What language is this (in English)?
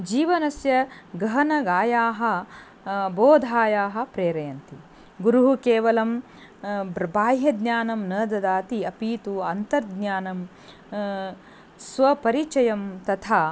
Sanskrit